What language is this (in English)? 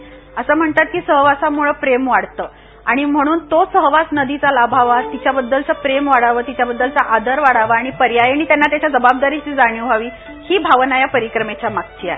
Marathi